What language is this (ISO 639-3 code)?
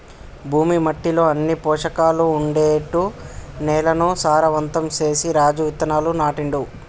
tel